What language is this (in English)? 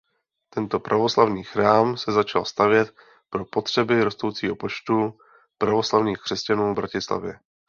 Czech